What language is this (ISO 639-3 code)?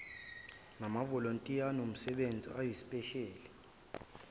zul